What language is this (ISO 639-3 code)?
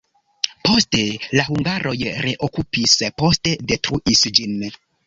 epo